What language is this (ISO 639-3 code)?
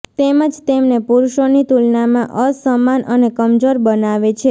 guj